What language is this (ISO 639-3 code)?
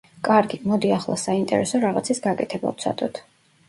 kat